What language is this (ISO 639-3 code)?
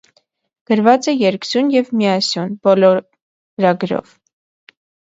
hye